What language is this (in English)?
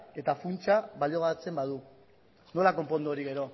Basque